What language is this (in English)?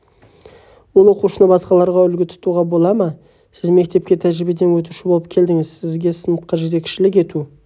Kazakh